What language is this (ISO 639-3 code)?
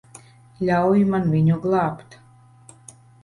lav